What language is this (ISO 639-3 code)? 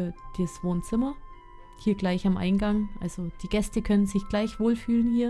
deu